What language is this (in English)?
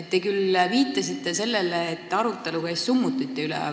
Estonian